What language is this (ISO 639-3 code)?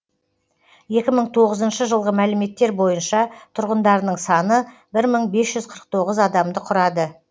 kaz